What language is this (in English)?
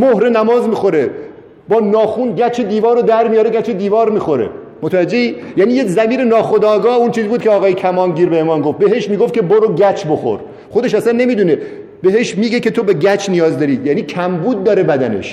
Persian